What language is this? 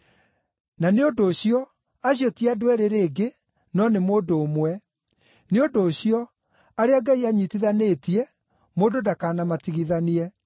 Kikuyu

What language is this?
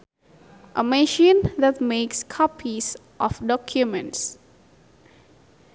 Sundanese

